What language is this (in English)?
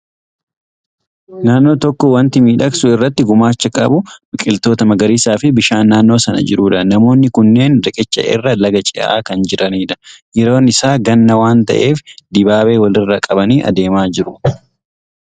Oromo